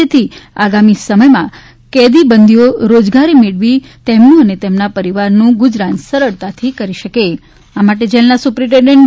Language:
Gujarati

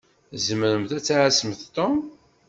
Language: Kabyle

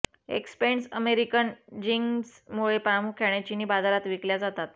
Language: Marathi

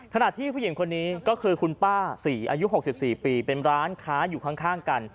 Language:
Thai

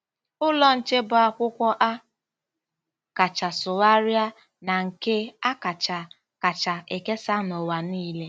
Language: Igbo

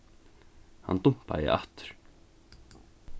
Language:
Faroese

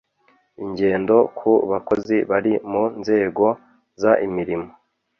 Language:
Kinyarwanda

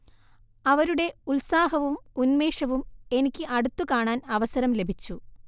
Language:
Malayalam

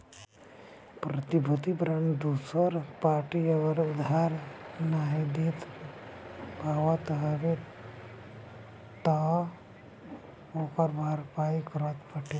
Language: Bhojpuri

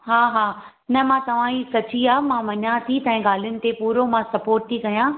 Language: Sindhi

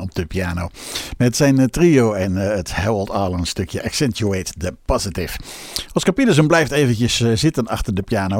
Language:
Dutch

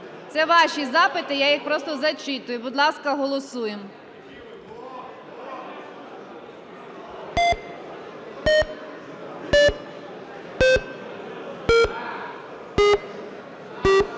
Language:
Ukrainian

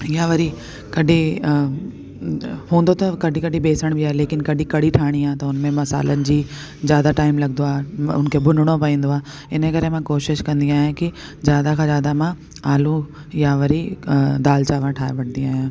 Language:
Sindhi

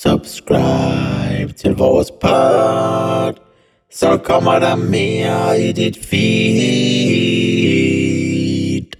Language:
Danish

